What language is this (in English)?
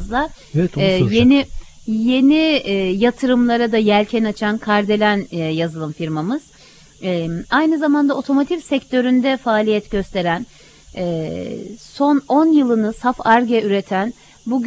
Turkish